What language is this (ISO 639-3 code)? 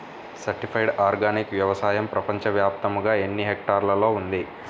tel